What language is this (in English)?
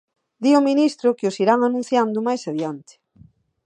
Galician